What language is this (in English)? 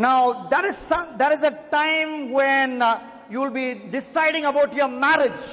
English